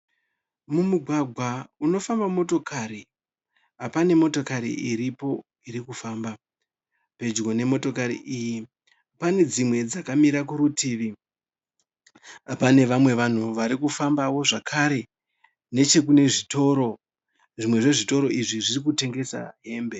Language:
Shona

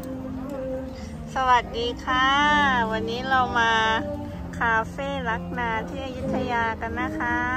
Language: Thai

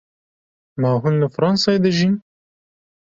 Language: Kurdish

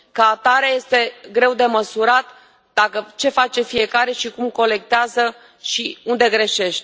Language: Romanian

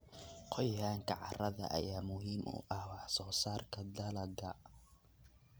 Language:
Somali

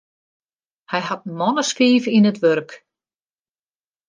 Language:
Western Frisian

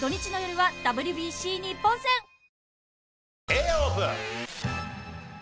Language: Japanese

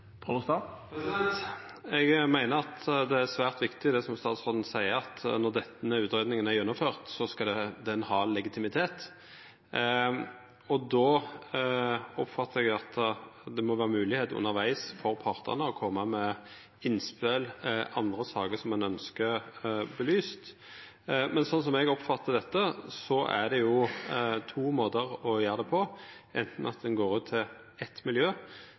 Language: Norwegian Nynorsk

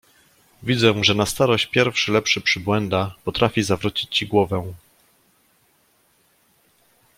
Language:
Polish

